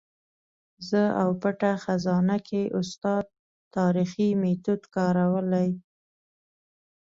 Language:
Pashto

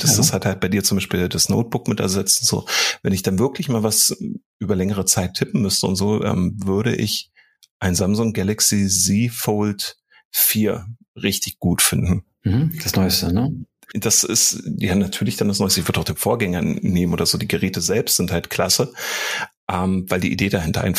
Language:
German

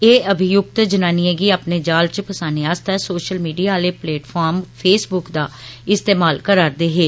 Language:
Dogri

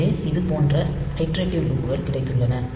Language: Tamil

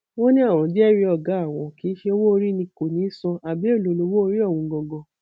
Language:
Yoruba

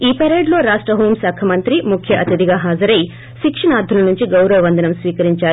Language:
Telugu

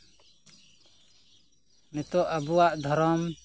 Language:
Santali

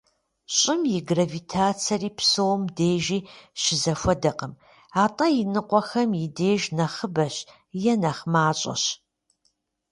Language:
Kabardian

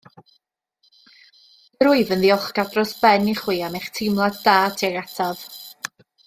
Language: Welsh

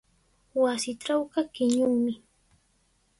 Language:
Sihuas Ancash Quechua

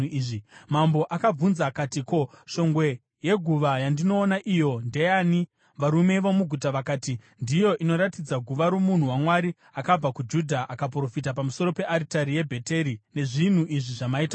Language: Shona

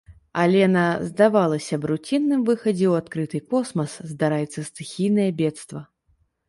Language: Belarusian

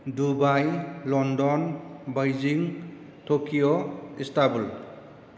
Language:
Bodo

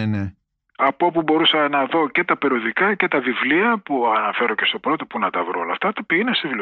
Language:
Greek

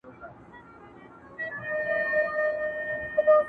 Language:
Pashto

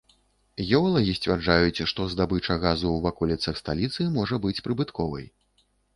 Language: Belarusian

